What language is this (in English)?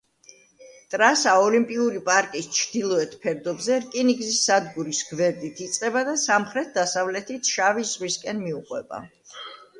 Georgian